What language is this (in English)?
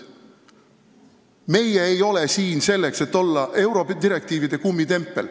Estonian